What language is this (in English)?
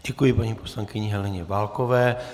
Czech